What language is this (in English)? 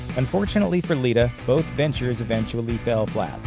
English